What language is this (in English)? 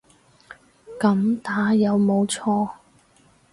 Cantonese